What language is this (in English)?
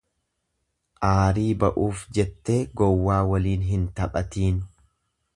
Oromo